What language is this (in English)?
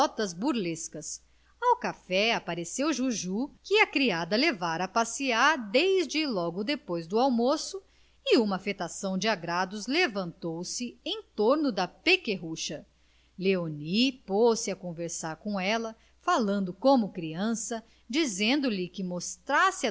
Portuguese